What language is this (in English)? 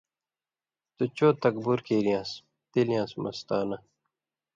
Indus Kohistani